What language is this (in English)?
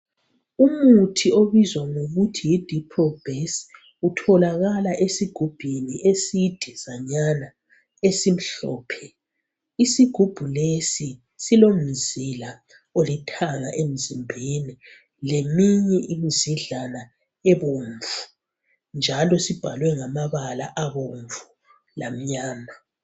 North Ndebele